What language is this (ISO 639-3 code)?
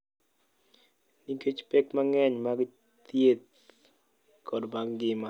luo